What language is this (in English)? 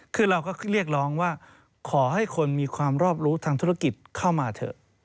Thai